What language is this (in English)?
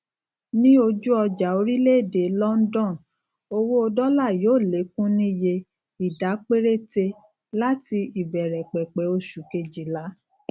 Yoruba